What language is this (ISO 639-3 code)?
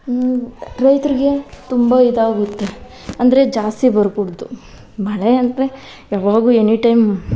kan